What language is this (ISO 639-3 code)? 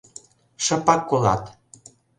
chm